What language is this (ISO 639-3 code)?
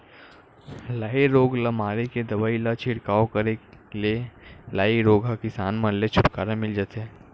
hne